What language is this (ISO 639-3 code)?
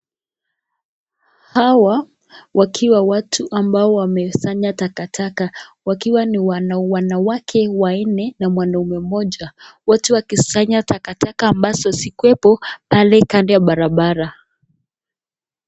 swa